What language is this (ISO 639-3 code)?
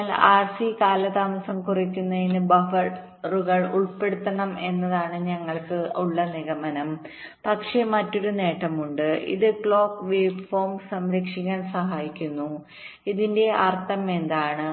mal